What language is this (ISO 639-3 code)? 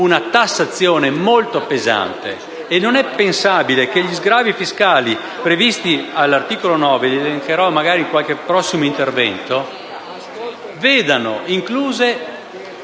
ita